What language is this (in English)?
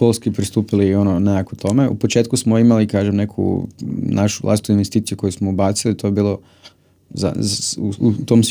Croatian